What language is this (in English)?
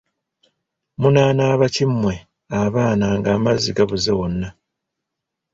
Ganda